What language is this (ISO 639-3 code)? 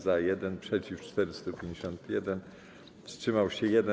pol